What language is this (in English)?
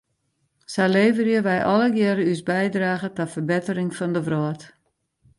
Western Frisian